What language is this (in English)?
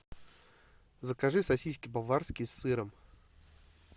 Russian